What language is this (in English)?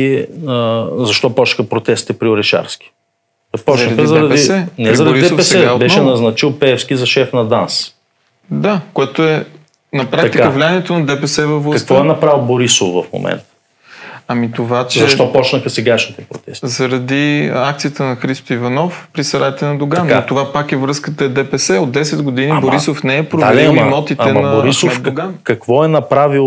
Bulgarian